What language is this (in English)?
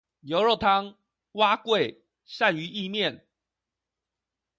Chinese